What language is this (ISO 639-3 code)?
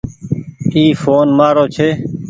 gig